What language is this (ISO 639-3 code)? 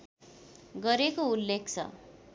nep